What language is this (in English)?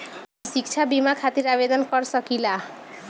Bhojpuri